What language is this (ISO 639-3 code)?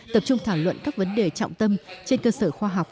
vie